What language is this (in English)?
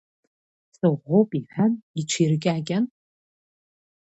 Abkhazian